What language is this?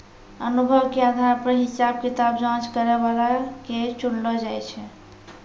Maithili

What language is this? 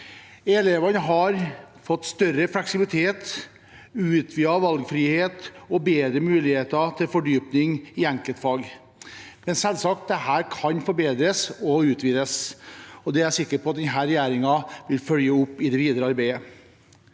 Norwegian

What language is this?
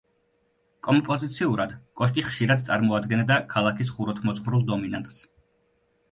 Georgian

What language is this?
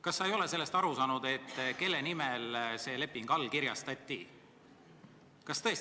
Estonian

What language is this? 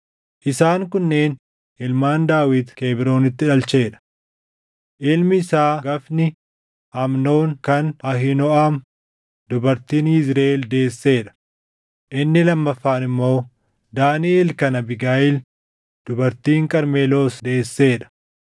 Oromo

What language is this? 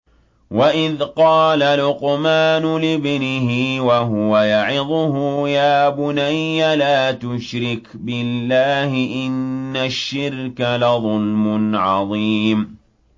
Arabic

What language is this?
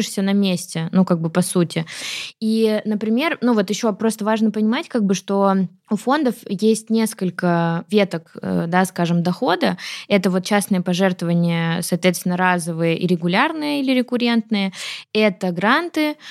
Russian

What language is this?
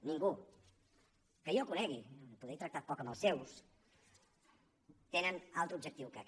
Catalan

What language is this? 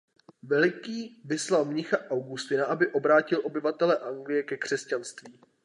Czech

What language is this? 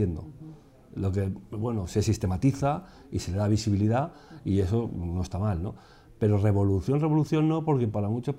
Spanish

